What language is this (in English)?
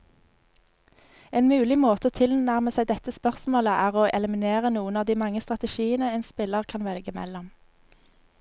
Norwegian